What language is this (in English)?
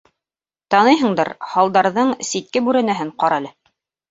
Bashkir